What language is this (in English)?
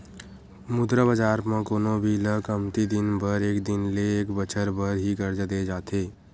Chhattisgarhi